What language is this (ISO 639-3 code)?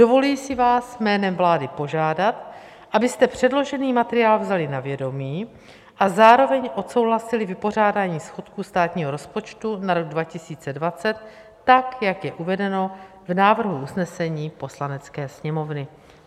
ces